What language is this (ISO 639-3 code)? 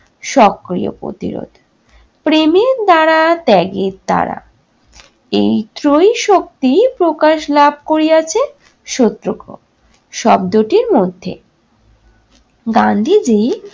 ben